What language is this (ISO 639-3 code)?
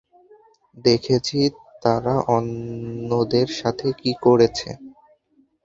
ben